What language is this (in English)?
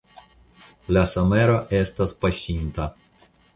Esperanto